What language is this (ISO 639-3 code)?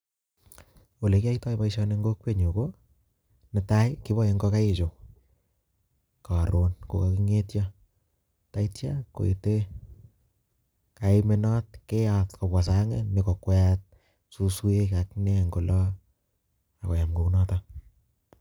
kln